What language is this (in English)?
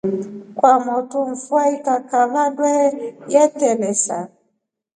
Rombo